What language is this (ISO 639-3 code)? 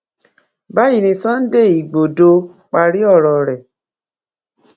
yor